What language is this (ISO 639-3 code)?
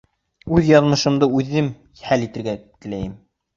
bak